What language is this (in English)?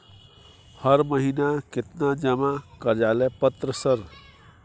Maithili